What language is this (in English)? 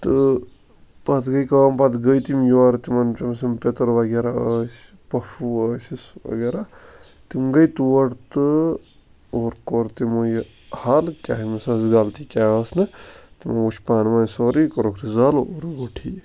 Kashmiri